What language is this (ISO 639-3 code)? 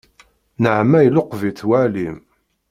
kab